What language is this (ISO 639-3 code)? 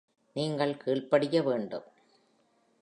tam